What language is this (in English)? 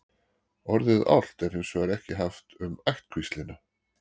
Icelandic